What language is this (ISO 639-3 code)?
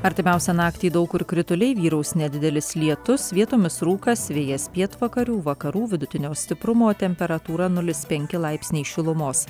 lit